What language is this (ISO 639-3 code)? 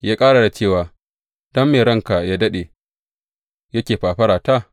hau